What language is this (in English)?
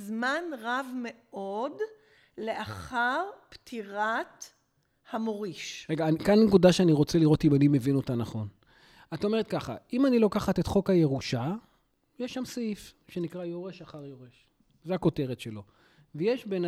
Hebrew